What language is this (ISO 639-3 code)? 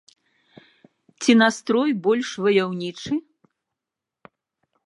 bel